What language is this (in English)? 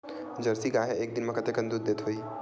Chhattisgarhi